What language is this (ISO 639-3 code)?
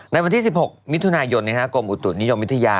tha